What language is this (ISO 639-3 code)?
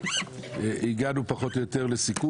heb